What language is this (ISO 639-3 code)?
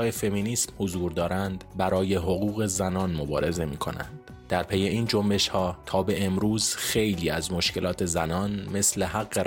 fas